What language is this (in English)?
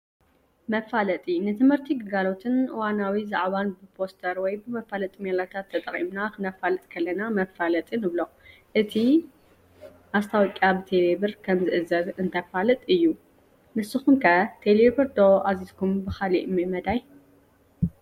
Tigrinya